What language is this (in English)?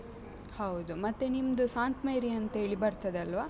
Kannada